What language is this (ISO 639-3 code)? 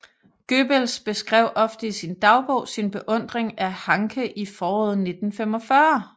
dan